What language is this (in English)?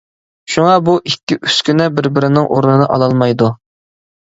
Uyghur